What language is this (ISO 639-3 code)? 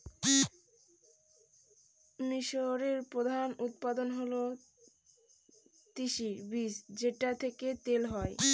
ben